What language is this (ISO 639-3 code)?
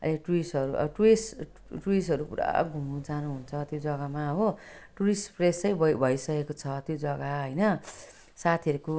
nep